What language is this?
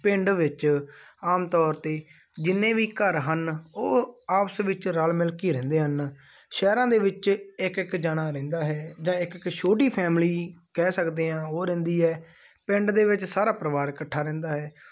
Punjabi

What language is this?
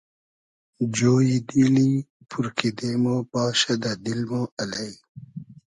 Hazaragi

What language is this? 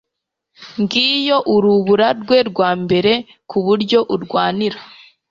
Kinyarwanda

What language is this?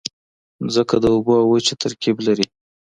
Pashto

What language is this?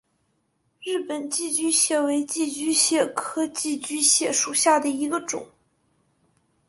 Chinese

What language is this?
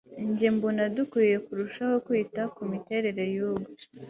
Kinyarwanda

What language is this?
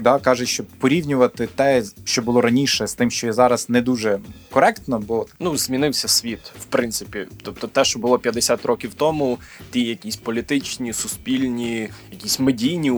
Ukrainian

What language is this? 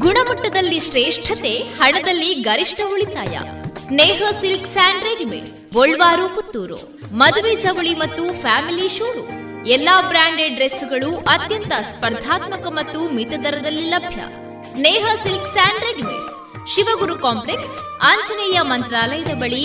Kannada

